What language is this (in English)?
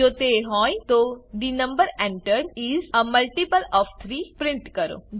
Gujarati